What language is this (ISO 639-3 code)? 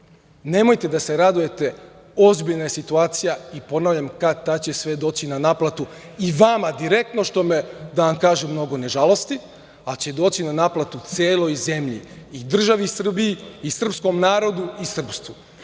srp